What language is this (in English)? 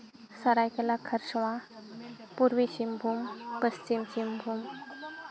Santali